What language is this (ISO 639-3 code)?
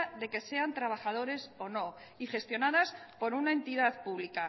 spa